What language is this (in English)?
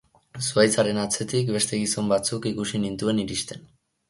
Basque